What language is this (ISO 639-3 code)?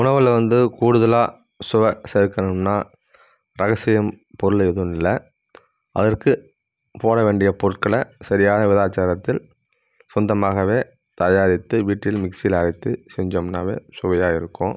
tam